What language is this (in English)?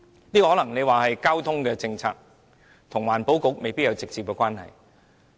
Cantonese